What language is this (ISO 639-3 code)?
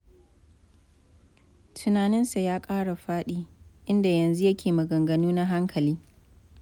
hau